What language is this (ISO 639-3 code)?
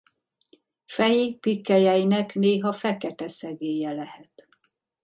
hun